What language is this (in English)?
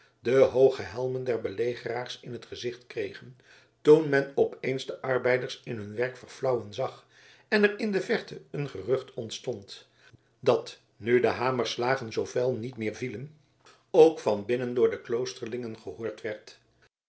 Dutch